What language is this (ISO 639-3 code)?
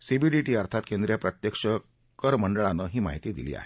mar